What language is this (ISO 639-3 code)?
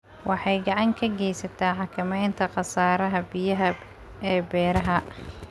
som